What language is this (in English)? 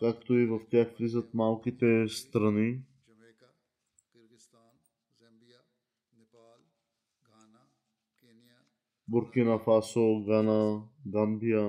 Bulgarian